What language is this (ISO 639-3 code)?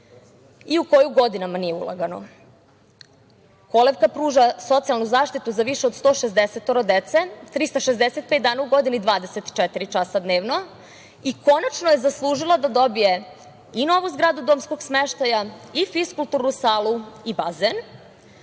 srp